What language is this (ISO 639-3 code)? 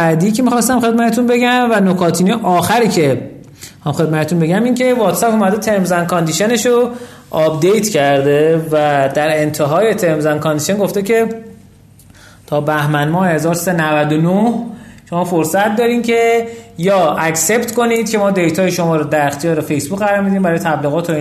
fas